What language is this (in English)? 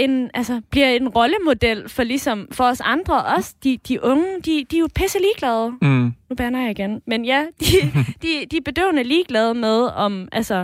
Danish